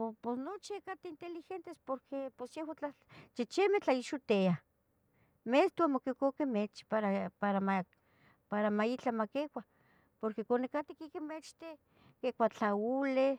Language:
Tetelcingo Nahuatl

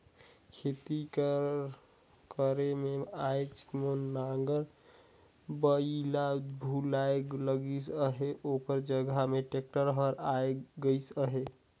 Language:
Chhattisgarhi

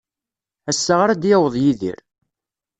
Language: Kabyle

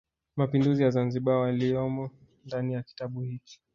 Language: Swahili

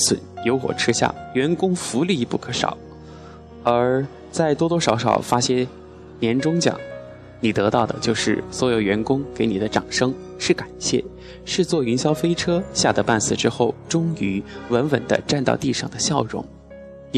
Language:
Chinese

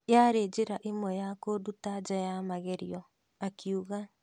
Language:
Kikuyu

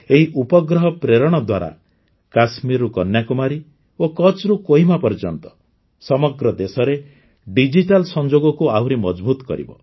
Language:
Odia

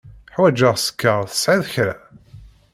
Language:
Kabyle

